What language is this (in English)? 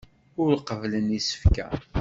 Kabyle